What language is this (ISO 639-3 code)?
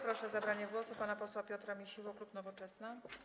pol